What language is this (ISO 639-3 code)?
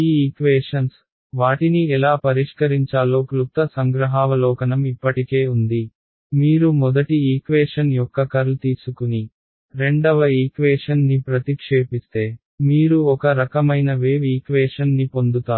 tel